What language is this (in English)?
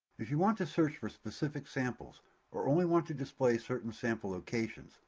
English